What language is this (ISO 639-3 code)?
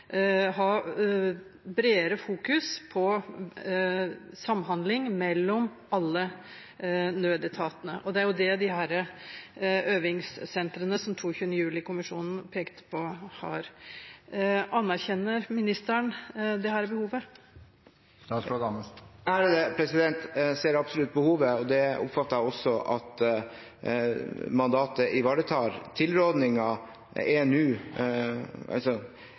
nob